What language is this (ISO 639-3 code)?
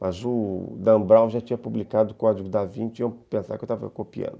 por